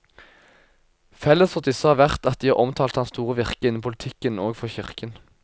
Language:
Norwegian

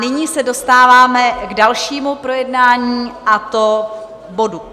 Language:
Czech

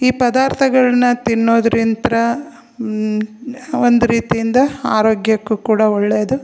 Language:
Kannada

